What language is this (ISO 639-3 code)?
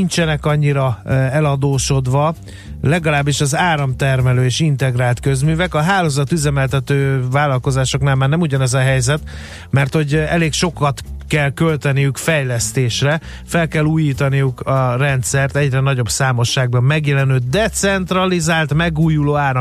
hun